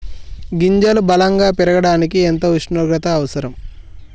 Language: Telugu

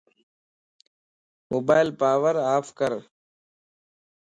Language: Lasi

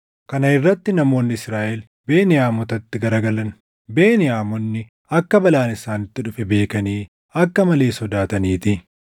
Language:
Oromo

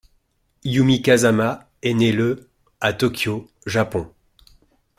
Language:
French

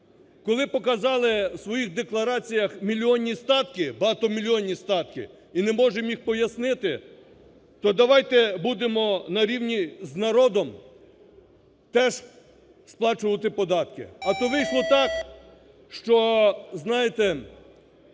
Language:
Ukrainian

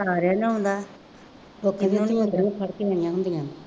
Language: Punjabi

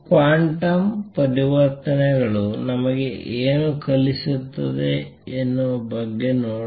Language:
Kannada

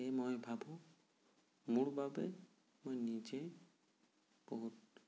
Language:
Assamese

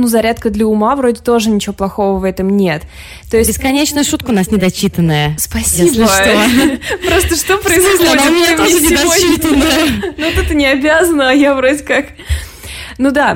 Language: Russian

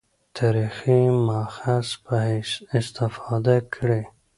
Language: Pashto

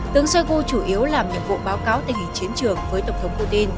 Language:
Vietnamese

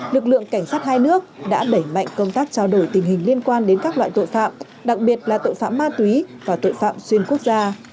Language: Vietnamese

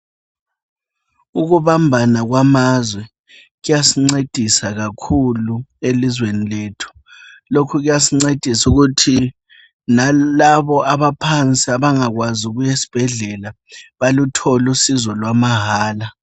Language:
North Ndebele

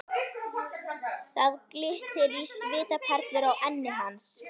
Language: Icelandic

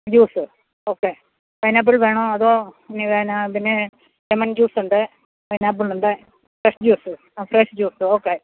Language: Malayalam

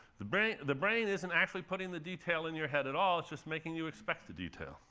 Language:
English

